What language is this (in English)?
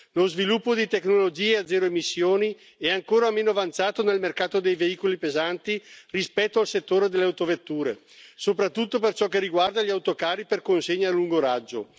Italian